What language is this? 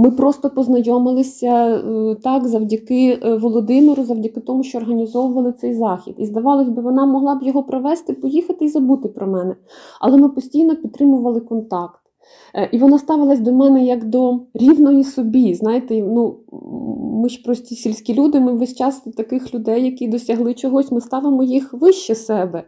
Ukrainian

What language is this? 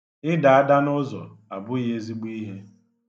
Igbo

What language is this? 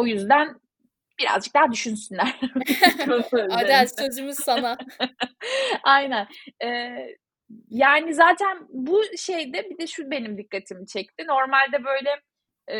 Turkish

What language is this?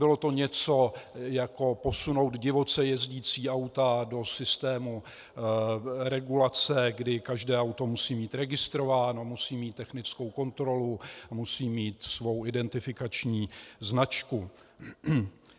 Czech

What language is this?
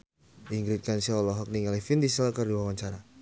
Sundanese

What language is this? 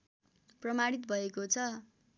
Nepali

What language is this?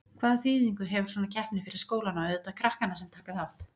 Icelandic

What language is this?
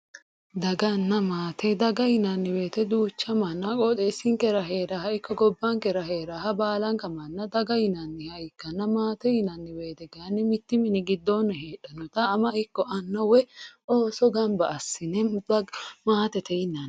Sidamo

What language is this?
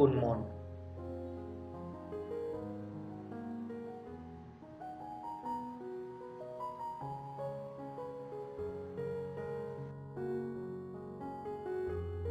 Vietnamese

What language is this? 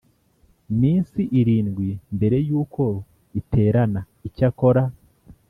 Kinyarwanda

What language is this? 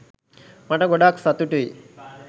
Sinhala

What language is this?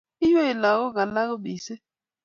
Kalenjin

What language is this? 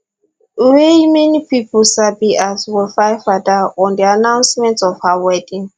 Nigerian Pidgin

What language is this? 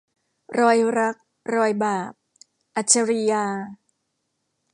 Thai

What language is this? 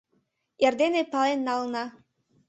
Mari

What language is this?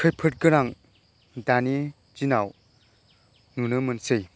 Bodo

